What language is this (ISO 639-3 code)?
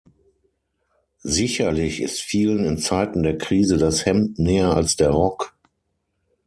deu